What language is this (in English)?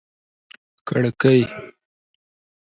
Pashto